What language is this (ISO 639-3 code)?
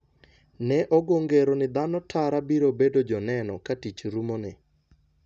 luo